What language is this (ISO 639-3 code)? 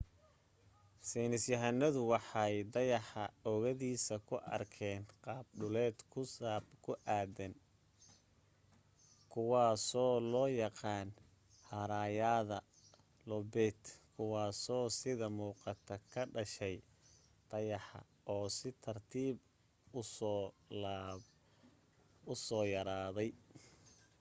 som